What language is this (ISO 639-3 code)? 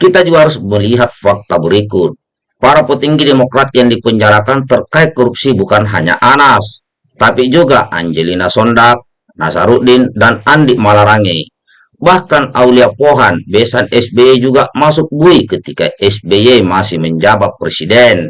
ind